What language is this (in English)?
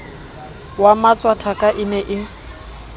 Southern Sotho